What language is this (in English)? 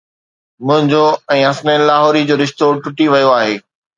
Sindhi